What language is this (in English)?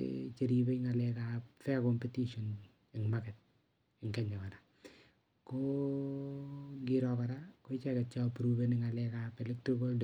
Kalenjin